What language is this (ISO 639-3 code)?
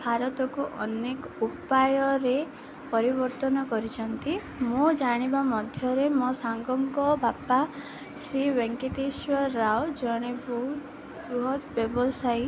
ori